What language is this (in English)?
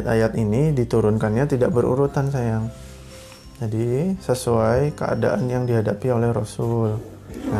Indonesian